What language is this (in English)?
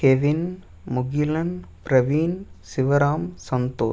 Tamil